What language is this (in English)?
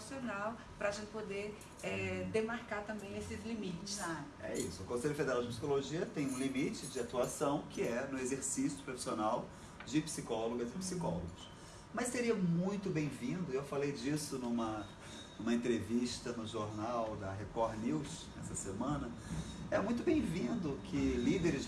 Portuguese